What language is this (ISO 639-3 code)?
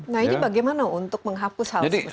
ind